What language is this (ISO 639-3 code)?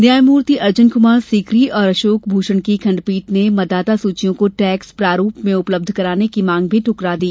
hin